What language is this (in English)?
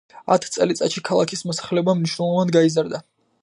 Georgian